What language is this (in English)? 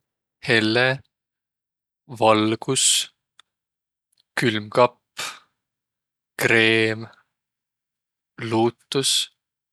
Võro